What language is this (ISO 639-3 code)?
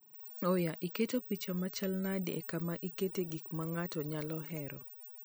luo